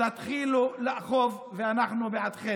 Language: Hebrew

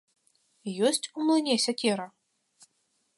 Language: Belarusian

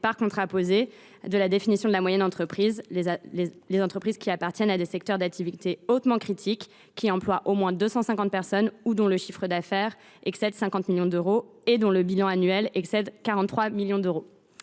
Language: French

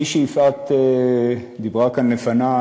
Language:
Hebrew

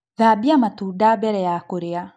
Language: Kikuyu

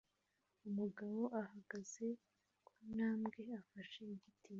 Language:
Kinyarwanda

